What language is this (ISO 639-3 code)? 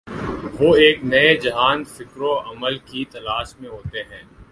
urd